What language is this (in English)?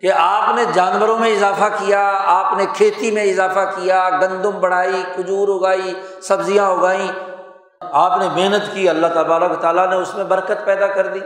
Urdu